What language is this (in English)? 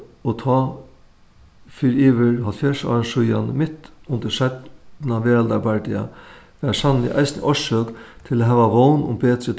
Faroese